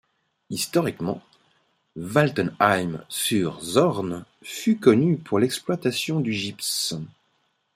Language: French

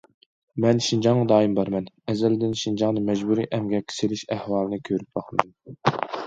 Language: Uyghur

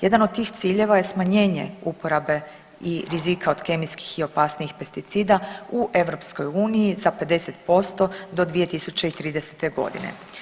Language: Croatian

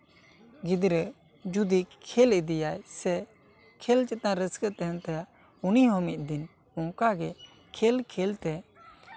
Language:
Santali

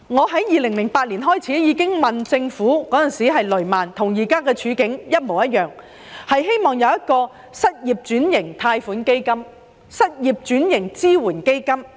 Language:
Cantonese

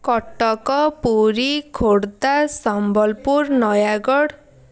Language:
Odia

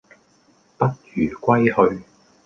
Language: Cantonese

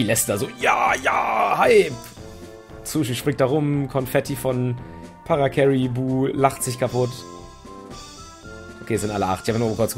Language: German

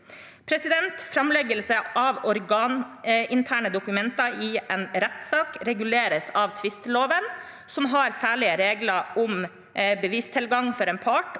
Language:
Norwegian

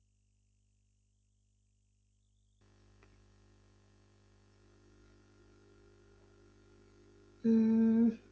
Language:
Punjabi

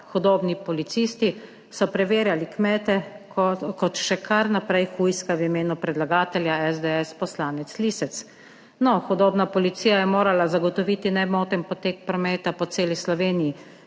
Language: Slovenian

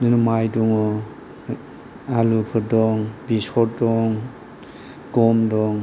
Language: Bodo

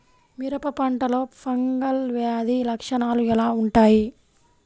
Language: Telugu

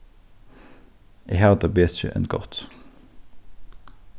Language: Faroese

